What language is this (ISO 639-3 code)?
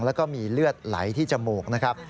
tha